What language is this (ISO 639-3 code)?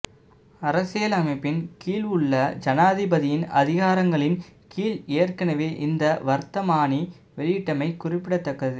tam